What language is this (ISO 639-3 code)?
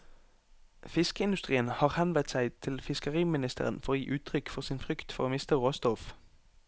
nor